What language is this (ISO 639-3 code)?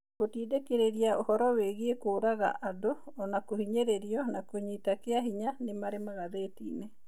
kik